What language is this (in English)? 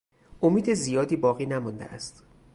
Persian